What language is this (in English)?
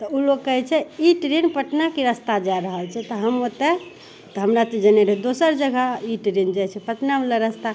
Maithili